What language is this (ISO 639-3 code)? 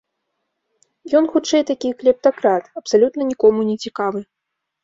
bel